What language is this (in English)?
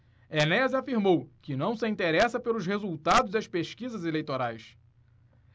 Portuguese